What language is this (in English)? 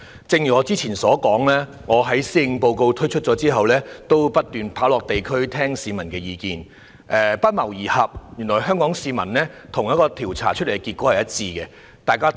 Cantonese